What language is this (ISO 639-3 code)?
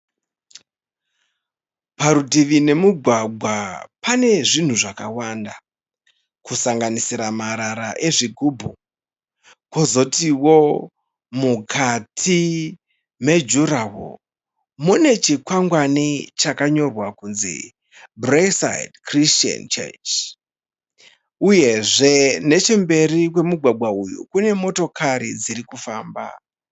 sna